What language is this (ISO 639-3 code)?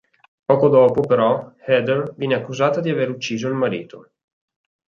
ita